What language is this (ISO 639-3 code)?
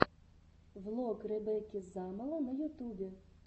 rus